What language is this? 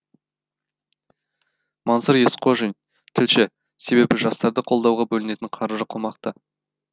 Kazakh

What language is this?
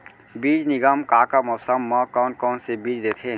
Chhattisgarhi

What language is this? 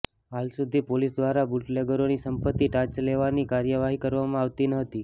Gujarati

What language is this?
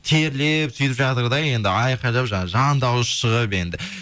Kazakh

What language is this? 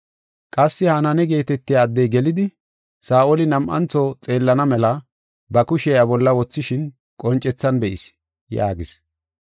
Gofa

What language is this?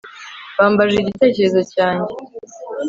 Kinyarwanda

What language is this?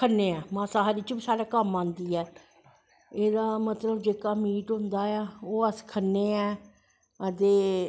Dogri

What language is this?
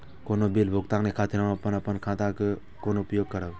Maithili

